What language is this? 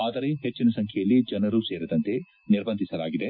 Kannada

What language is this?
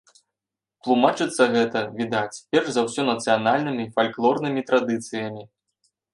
Belarusian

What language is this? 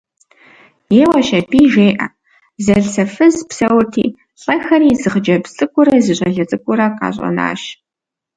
Kabardian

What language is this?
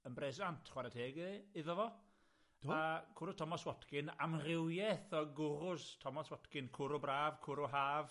Welsh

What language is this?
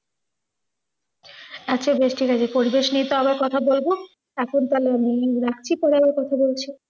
Bangla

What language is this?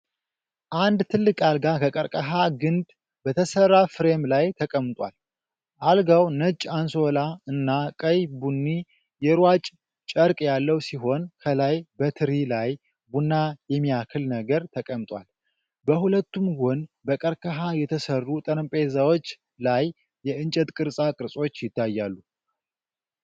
Amharic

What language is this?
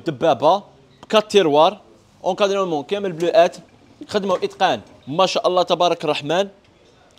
Arabic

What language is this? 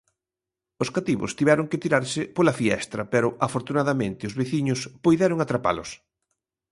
Galician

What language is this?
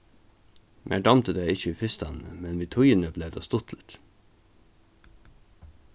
Faroese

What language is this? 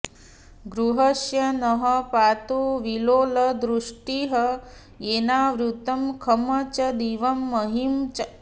Sanskrit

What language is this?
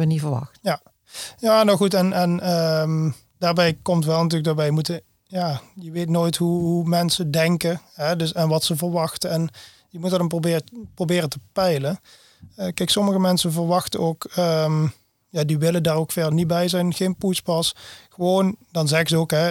Dutch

